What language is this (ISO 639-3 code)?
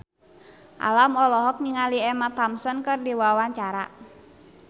sun